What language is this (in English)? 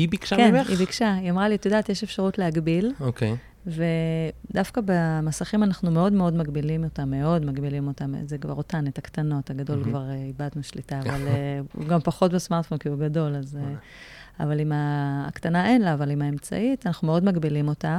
Hebrew